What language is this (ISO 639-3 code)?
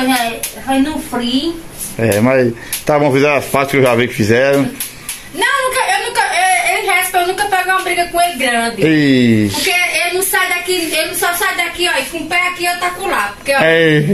por